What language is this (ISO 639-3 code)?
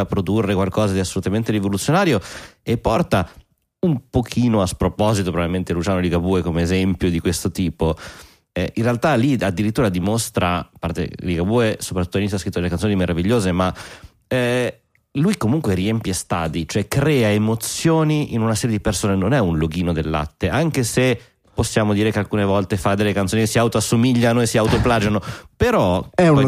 ita